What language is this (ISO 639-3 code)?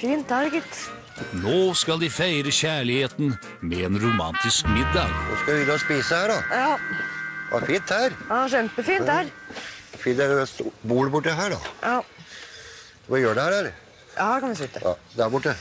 nor